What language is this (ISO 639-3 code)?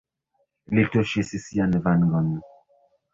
epo